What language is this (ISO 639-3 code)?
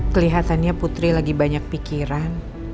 ind